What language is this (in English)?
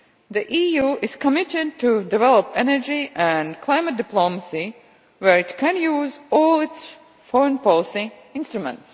English